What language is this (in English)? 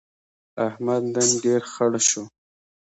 Pashto